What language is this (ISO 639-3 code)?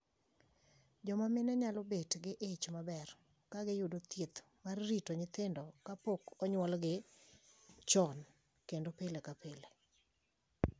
luo